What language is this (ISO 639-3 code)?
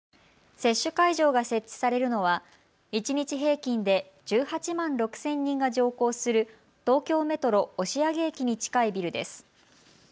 jpn